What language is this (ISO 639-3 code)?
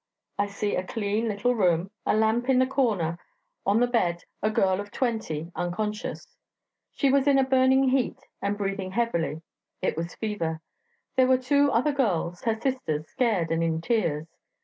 eng